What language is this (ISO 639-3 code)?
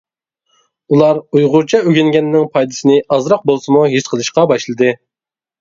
uig